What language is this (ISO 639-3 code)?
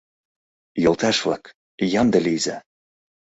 chm